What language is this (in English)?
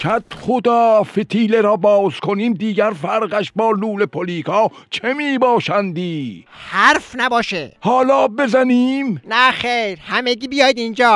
Persian